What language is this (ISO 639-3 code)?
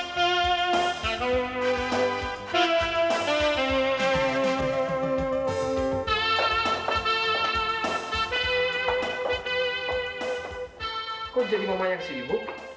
ind